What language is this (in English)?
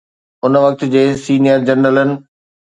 Sindhi